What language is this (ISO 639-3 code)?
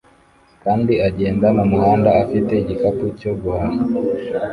kin